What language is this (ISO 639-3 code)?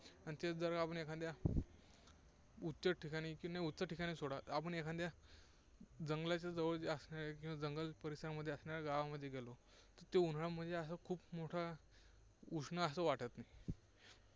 mar